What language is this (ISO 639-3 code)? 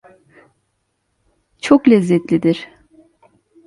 tur